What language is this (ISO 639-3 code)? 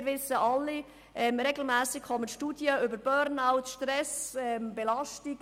gsw